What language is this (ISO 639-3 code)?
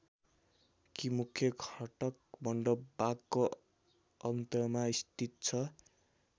nep